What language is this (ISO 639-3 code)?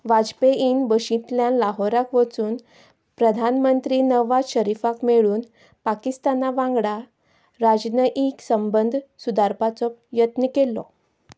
kok